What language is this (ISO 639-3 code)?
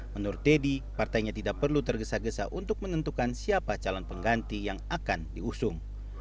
ind